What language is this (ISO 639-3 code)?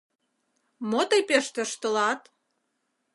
chm